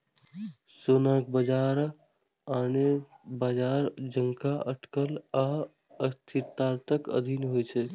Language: Maithili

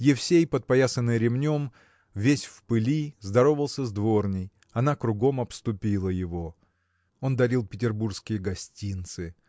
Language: Russian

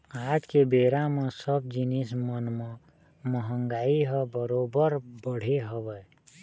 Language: Chhattisgarhi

